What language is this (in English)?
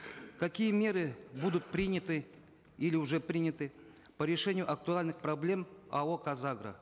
Kazakh